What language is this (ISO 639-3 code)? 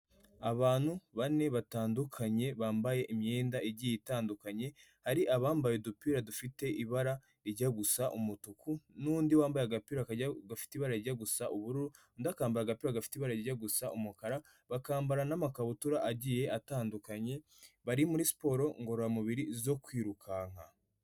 kin